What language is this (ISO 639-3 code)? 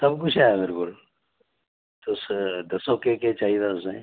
doi